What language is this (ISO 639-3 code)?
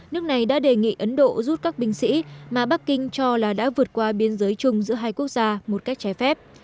vie